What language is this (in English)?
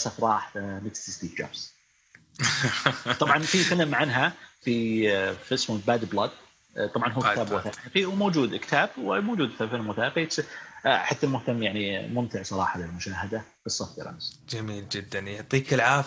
Arabic